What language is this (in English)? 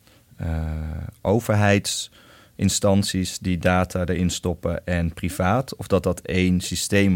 Dutch